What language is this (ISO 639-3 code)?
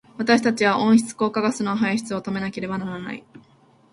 jpn